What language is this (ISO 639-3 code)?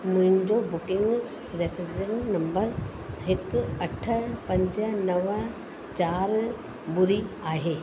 snd